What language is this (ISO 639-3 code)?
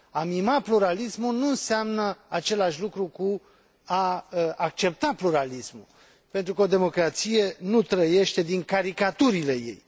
ron